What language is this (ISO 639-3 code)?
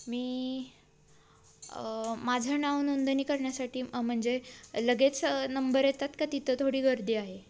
mar